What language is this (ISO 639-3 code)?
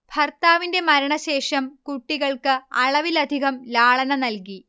mal